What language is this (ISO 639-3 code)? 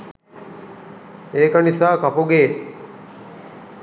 sin